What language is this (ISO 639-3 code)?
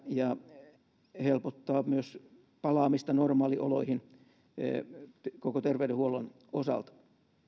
fin